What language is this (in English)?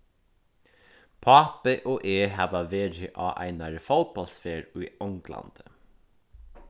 Faroese